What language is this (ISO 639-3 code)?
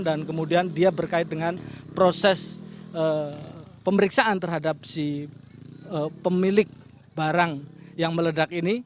ind